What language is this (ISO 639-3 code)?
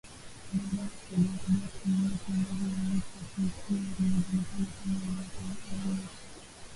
swa